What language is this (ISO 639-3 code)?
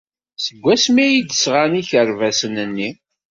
kab